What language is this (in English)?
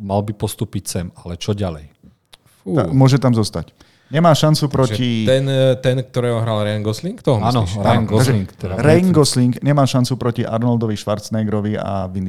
Slovak